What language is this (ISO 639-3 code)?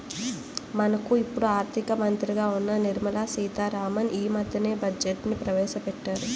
tel